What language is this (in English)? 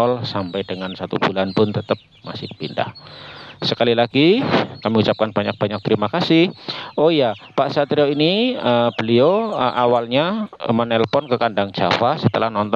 Indonesian